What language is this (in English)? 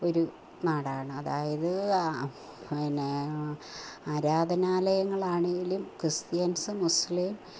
Malayalam